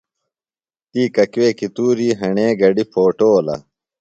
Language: Phalura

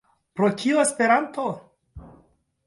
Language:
Esperanto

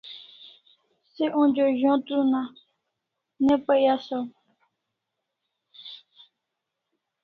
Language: Kalasha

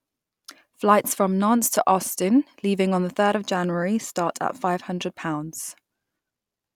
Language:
English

